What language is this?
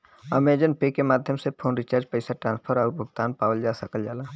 Bhojpuri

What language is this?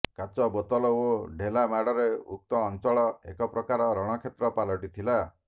Odia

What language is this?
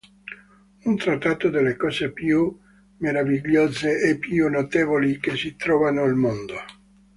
Italian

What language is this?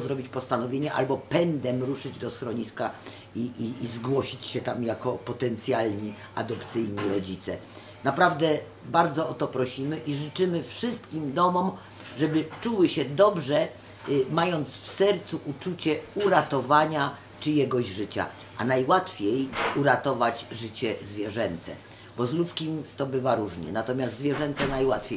Polish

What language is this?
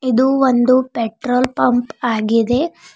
Kannada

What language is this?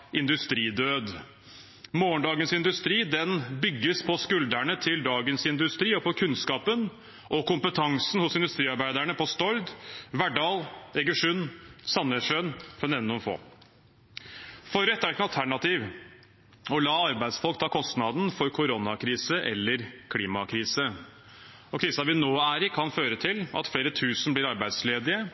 Norwegian Bokmål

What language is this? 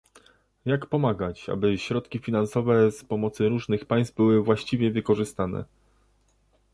Polish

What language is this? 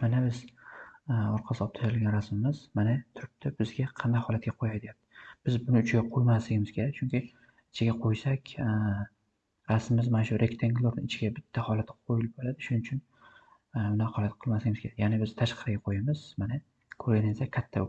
Turkish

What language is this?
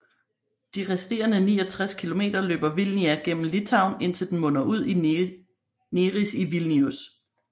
Danish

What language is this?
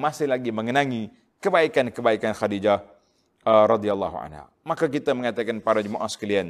Malay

